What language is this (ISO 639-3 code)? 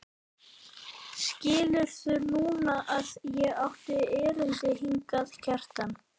isl